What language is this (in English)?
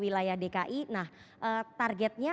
Indonesian